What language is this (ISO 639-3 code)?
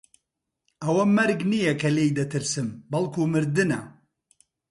ckb